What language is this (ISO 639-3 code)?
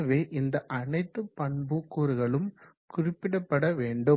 tam